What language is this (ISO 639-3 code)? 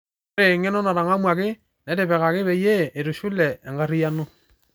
mas